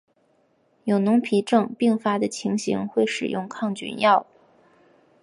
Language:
Chinese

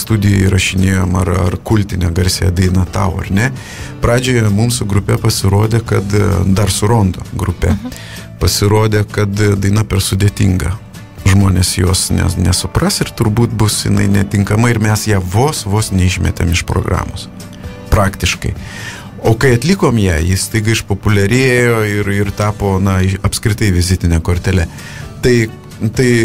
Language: Lithuanian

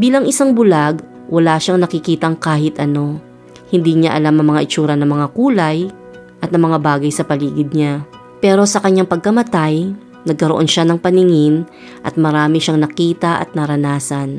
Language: Filipino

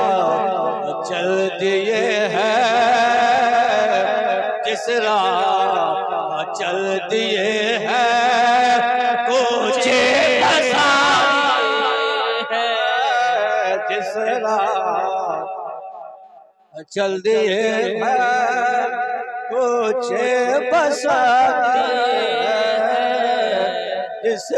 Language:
Arabic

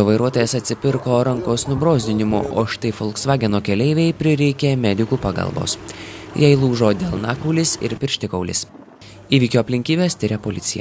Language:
Lithuanian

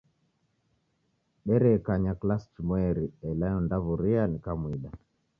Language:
Taita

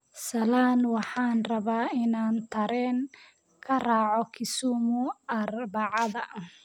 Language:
Somali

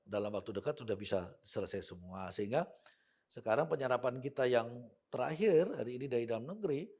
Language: Indonesian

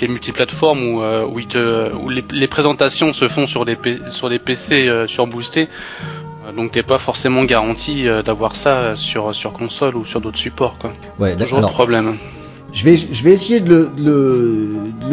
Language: French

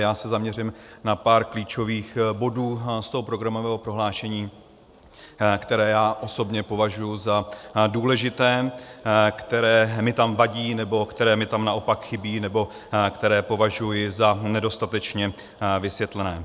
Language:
Czech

